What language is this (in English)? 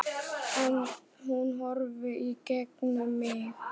Icelandic